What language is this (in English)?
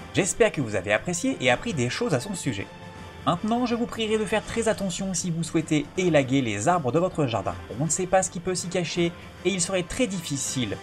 French